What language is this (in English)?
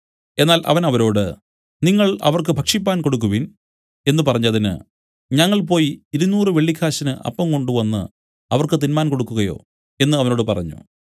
Malayalam